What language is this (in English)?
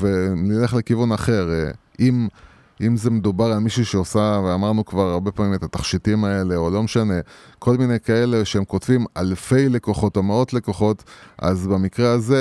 Hebrew